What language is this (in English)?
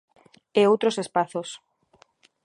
Galician